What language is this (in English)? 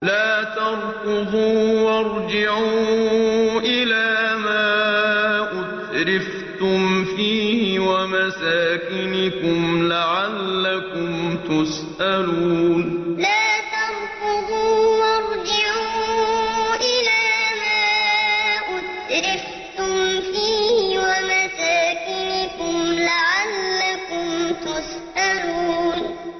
Arabic